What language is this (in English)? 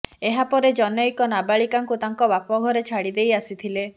Odia